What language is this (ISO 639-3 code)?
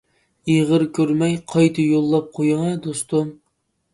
uig